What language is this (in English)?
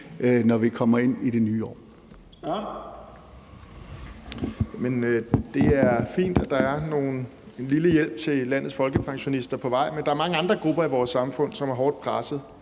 Danish